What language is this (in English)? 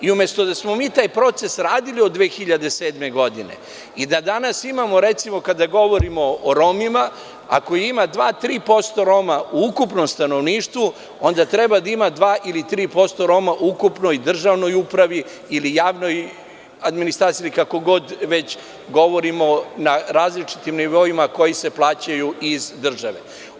Serbian